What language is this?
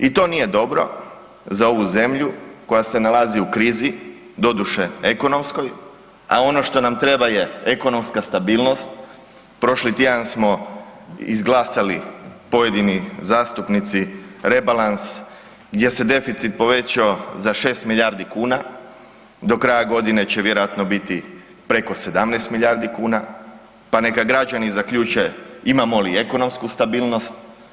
Croatian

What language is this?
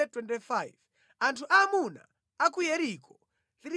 Nyanja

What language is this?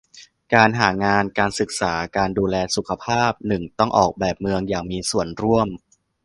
Thai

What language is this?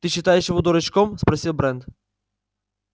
Russian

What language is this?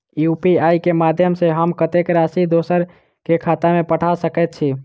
Maithili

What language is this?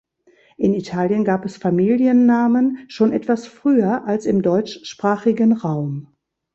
German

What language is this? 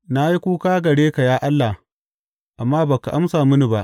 Hausa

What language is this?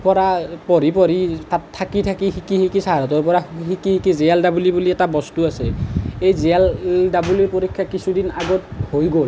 Assamese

